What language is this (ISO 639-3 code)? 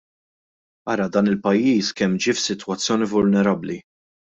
mlt